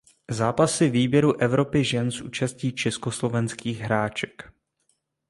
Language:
Czech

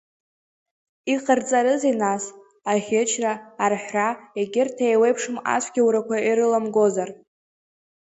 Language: Abkhazian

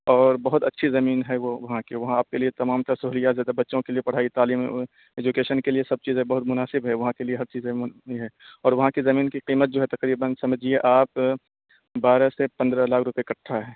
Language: Urdu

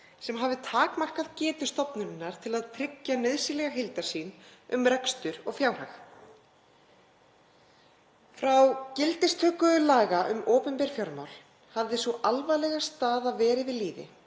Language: Icelandic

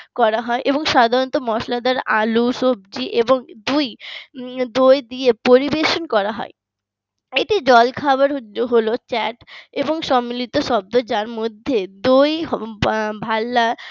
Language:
Bangla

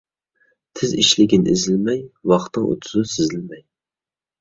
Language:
Uyghur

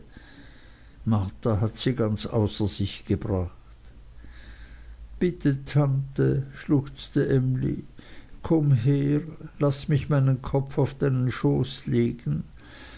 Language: German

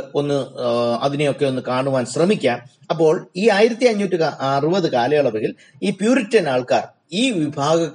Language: Malayalam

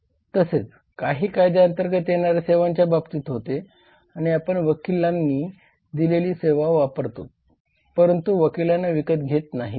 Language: Marathi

